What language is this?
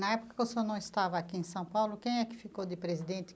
Portuguese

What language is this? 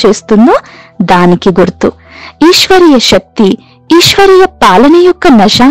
Telugu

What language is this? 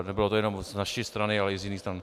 Czech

